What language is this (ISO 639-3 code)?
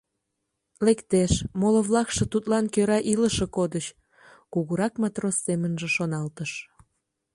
chm